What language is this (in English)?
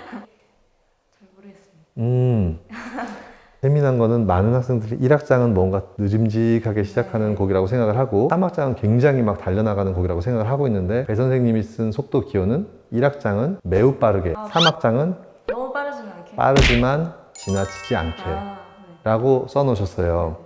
Korean